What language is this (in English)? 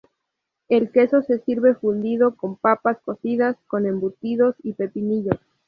Spanish